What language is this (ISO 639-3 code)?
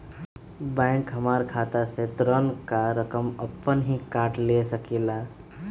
mag